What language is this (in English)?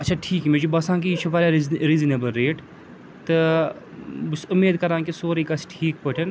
Kashmiri